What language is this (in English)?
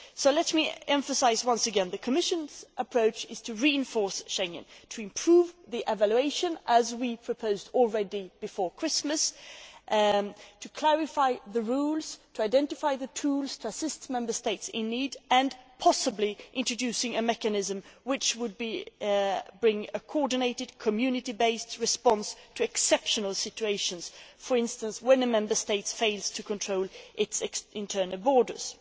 English